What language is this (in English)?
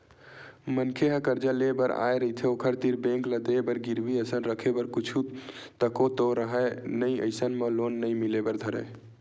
Chhattisgarhi